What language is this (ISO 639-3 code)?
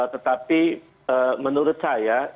ind